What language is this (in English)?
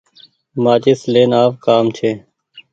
Goaria